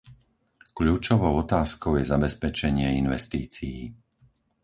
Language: Slovak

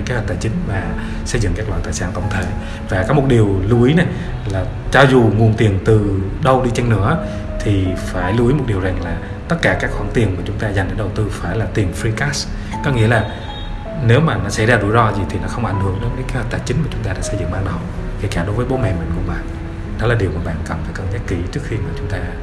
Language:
Vietnamese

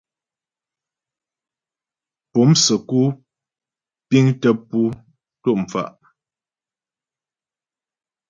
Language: Ghomala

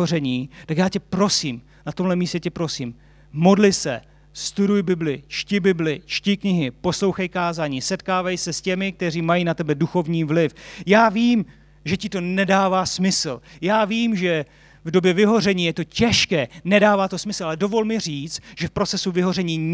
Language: Czech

